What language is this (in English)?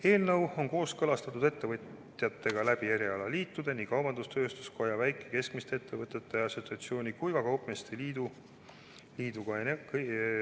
Estonian